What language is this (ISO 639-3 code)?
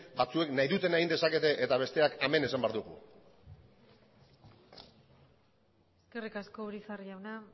eus